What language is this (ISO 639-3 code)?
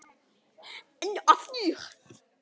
isl